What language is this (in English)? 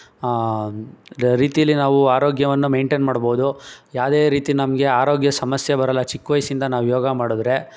Kannada